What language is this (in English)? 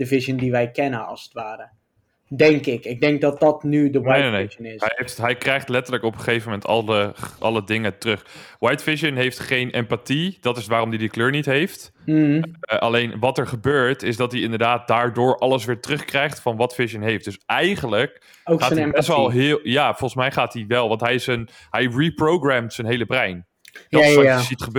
Dutch